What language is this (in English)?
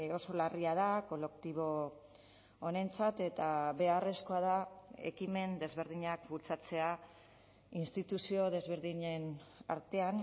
Basque